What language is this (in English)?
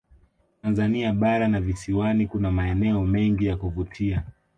Swahili